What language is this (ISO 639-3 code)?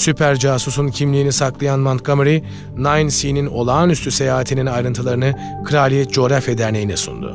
tur